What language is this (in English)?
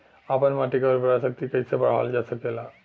Bhojpuri